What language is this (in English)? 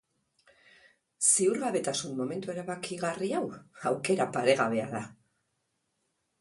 Basque